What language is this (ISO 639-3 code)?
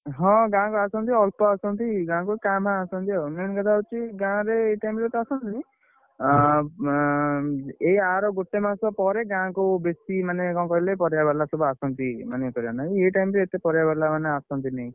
ori